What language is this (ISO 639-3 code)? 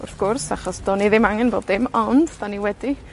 cym